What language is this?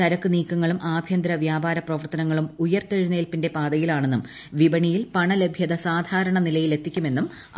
Malayalam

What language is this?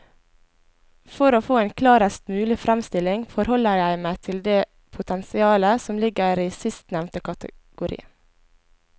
Norwegian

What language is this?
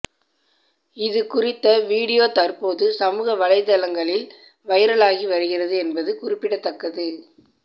Tamil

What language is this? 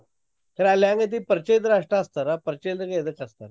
Kannada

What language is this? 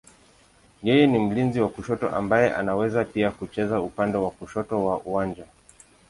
Swahili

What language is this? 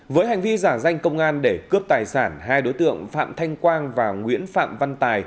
Vietnamese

